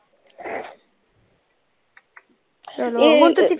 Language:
Punjabi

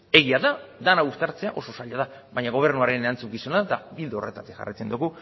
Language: Basque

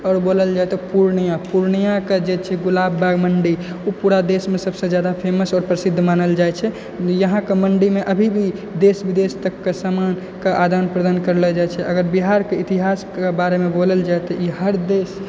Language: Maithili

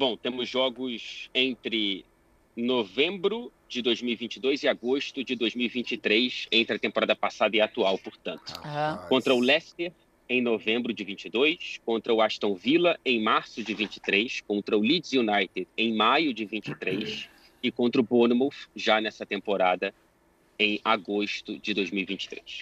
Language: Portuguese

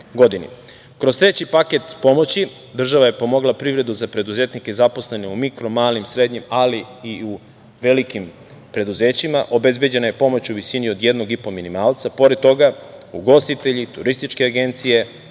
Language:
Serbian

